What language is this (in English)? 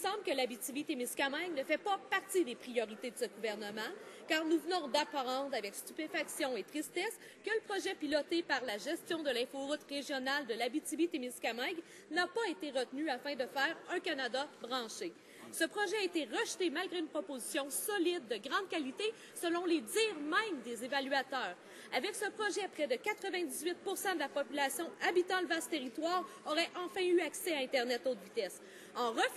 French